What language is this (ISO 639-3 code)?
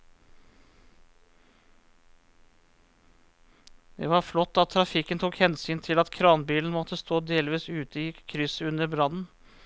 nor